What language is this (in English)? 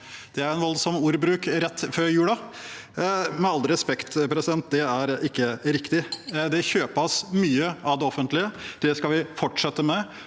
Norwegian